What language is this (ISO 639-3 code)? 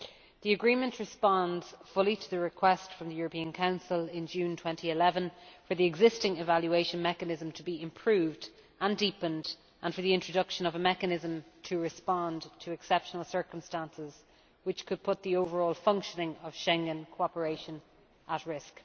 eng